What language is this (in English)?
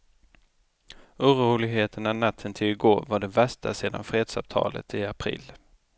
Swedish